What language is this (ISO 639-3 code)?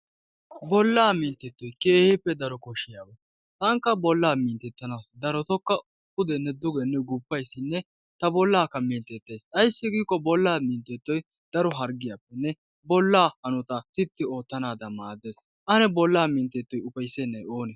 wal